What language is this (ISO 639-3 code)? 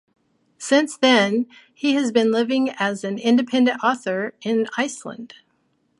eng